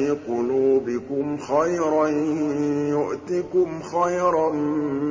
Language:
Arabic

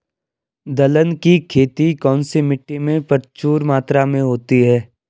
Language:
Hindi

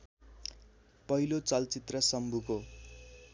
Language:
Nepali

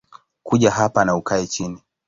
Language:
Swahili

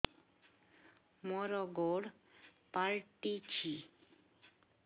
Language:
Odia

